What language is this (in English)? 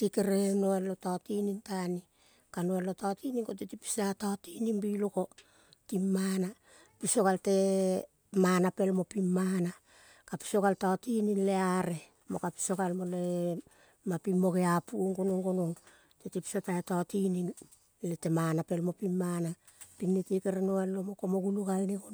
Kol (Papua New Guinea)